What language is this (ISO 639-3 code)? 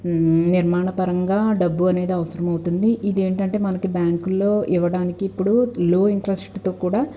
tel